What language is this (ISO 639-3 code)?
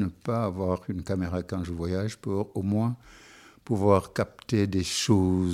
fra